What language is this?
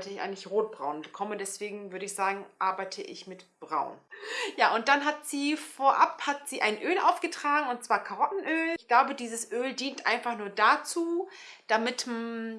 German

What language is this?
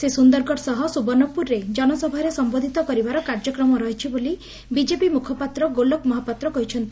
Odia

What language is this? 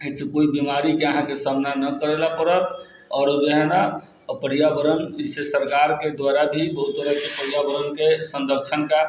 Maithili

